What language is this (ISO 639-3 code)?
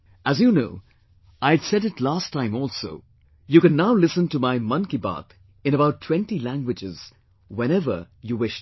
eng